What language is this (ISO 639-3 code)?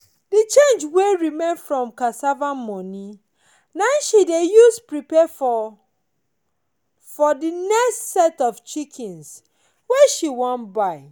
pcm